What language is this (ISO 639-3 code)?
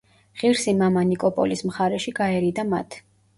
kat